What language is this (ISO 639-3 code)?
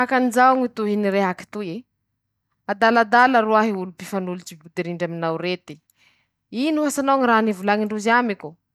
msh